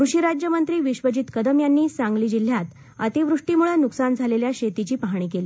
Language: Marathi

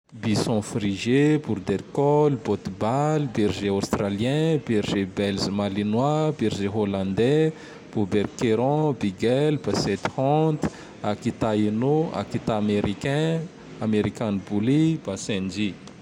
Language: Tandroy-Mahafaly Malagasy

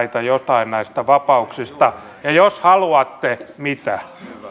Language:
Finnish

